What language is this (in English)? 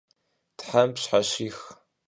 Kabardian